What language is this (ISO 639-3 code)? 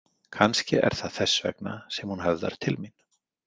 isl